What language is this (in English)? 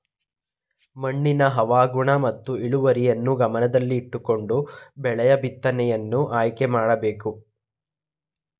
Kannada